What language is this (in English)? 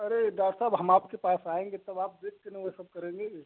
Hindi